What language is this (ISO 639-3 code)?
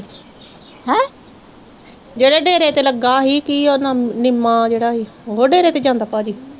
pan